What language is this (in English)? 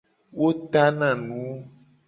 Gen